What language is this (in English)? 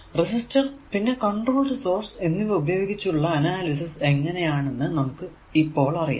Malayalam